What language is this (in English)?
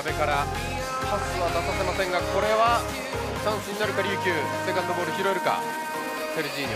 Japanese